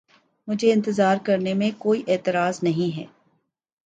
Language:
Urdu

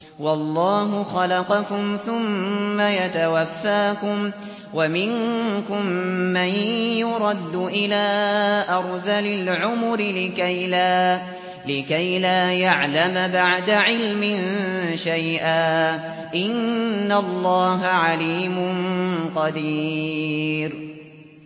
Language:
Arabic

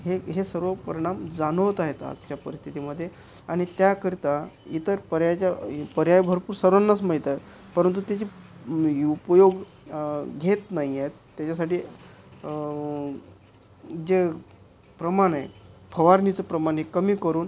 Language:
Marathi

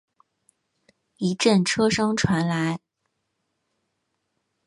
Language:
Chinese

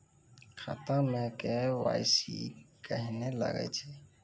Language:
Maithili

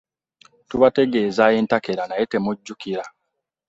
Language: Ganda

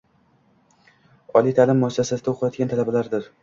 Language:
Uzbek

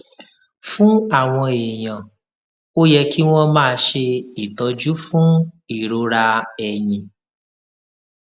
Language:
Yoruba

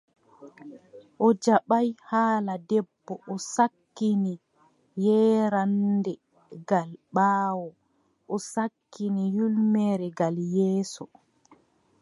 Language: Adamawa Fulfulde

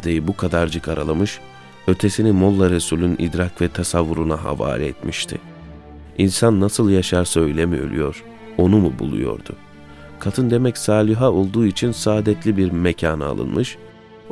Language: Turkish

